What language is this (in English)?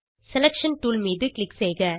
Tamil